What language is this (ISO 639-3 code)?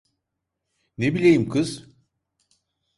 tur